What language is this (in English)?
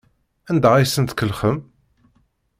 Kabyle